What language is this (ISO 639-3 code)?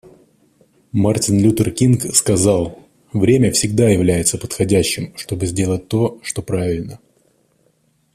rus